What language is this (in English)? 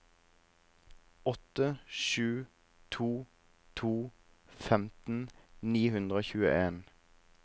Norwegian